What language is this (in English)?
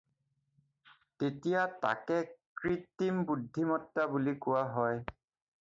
Assamese